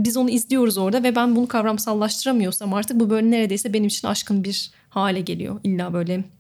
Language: Turkish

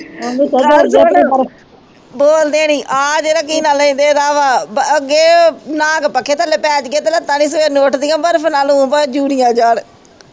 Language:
Punjabi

